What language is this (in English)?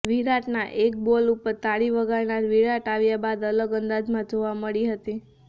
Gujarati